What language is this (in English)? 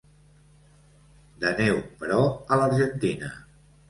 Catalan